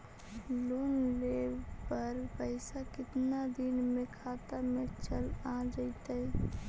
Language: Magahi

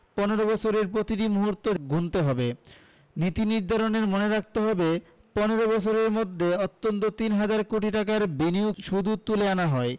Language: Bangla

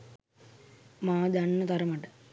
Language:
Sinhala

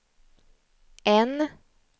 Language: Swedish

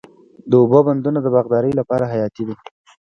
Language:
Pashto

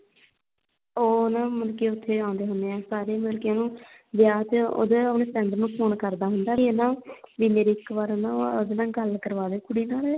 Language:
Punjabi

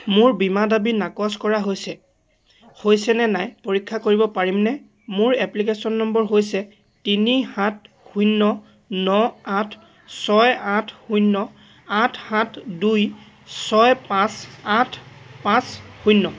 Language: Assamese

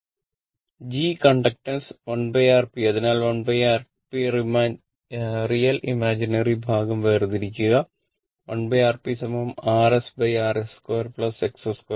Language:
Malayalam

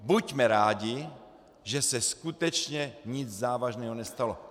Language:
Czech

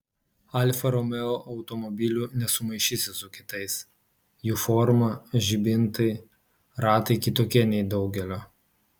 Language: Lithuanian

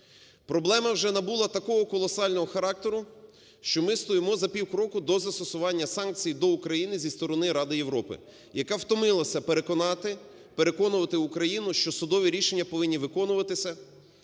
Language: Ukrainian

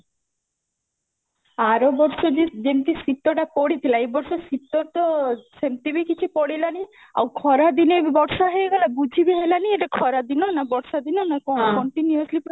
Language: Odia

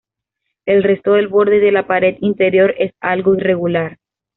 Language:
Spanish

